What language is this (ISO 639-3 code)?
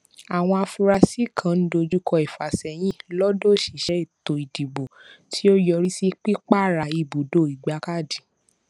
yor